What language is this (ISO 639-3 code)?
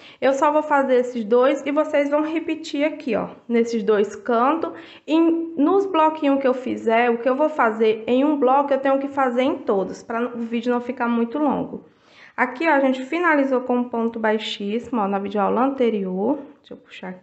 por